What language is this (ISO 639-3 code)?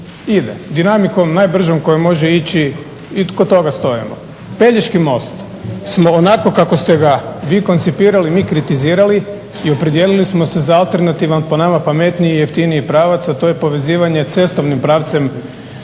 hrv